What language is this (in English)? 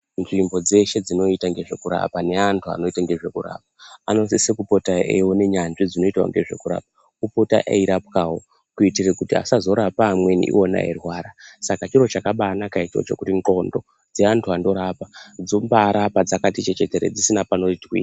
Ndau